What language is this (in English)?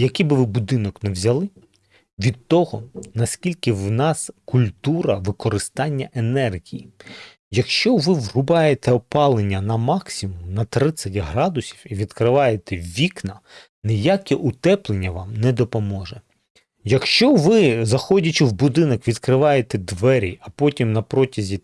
Ukrainian